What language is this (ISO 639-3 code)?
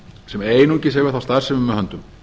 isl